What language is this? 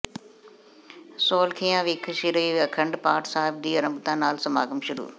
Punjabi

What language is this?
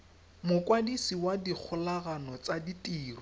Tswana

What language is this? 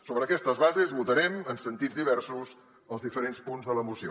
Catalan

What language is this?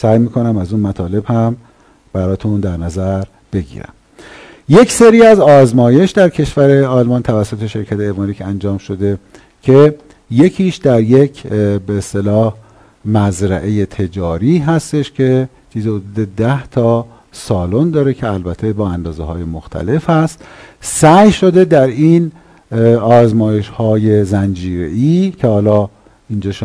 Persian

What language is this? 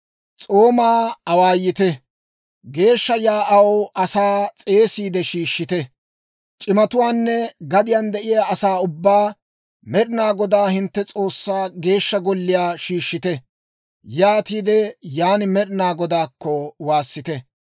Dawro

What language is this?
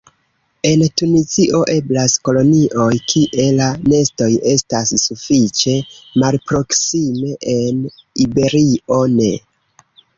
Esperanto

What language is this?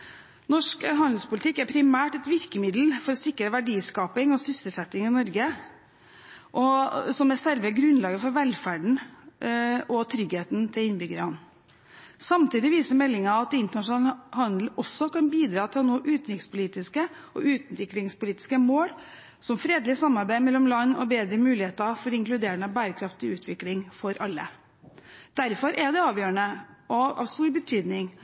Norwegian Bokmål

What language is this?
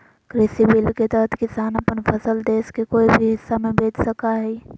Magahi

